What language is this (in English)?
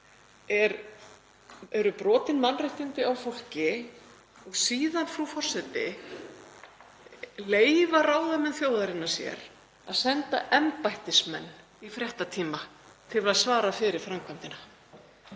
Icelandic